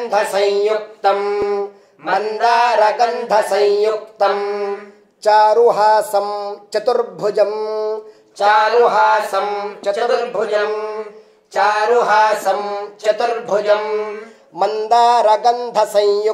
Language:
Indonesian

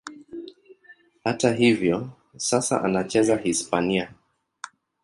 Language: Swahili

